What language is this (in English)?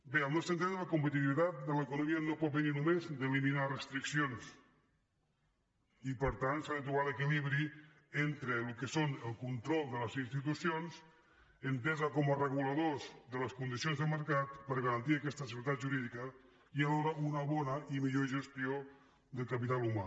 Catalan